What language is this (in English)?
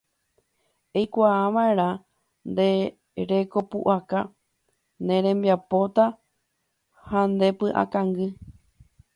Guarani